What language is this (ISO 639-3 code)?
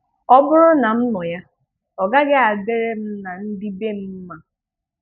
ibo